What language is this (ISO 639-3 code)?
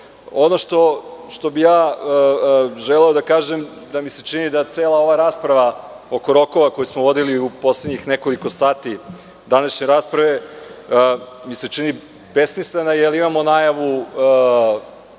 srp